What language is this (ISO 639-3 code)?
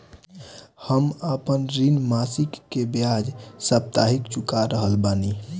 bho